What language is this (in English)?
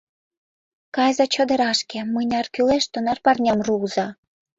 Mari